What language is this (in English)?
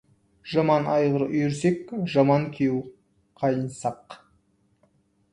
Kazakh